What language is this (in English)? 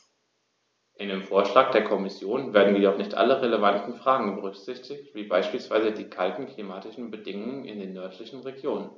German